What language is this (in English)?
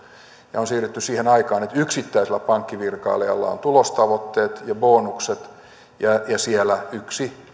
Finnish